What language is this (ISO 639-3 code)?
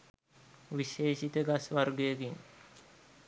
sin